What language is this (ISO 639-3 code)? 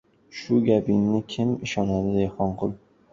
uzb